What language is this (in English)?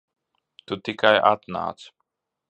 Latvian